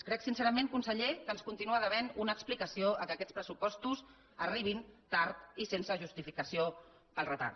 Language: Catalan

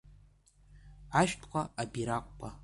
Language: Abkhazian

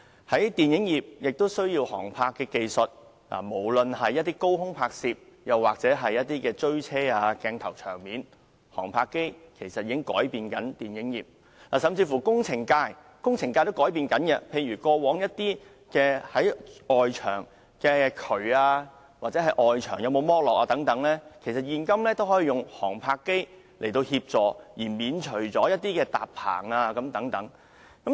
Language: Cantonese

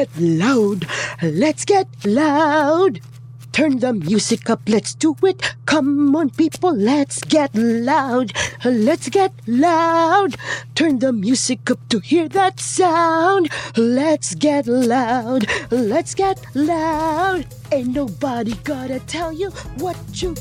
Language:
Filipino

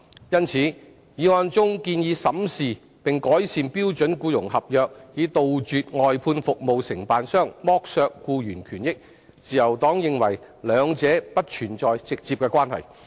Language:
Cantonese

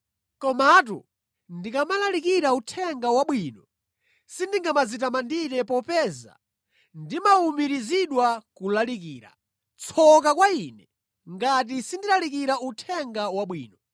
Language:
Nyanja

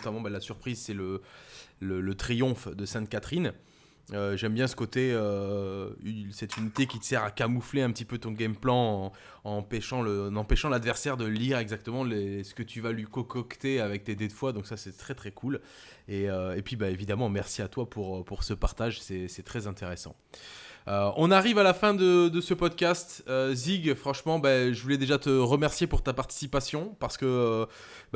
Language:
French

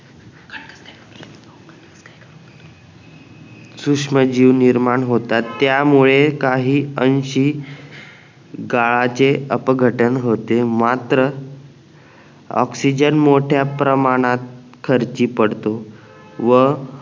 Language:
Marathi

